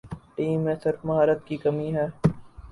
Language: Urdu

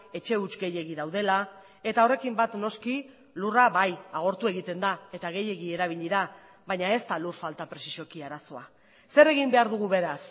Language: Basque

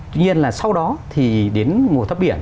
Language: Vietnamese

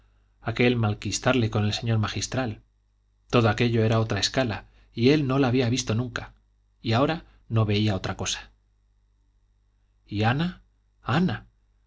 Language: Spanish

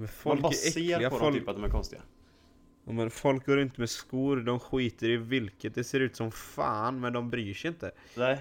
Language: Swedish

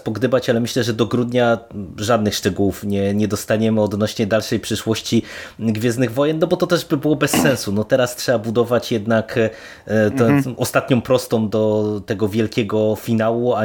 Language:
Polish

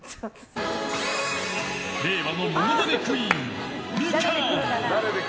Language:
Japanese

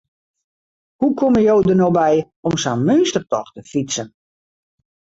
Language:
Western Frisian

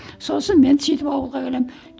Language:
Kazakh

